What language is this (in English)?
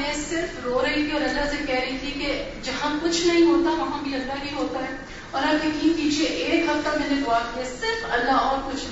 Urdu